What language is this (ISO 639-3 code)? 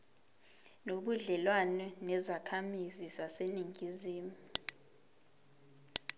zul